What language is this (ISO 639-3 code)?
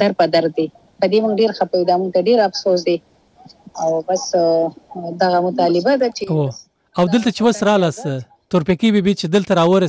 urd